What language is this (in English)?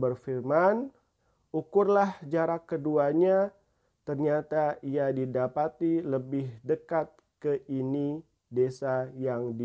Indonesian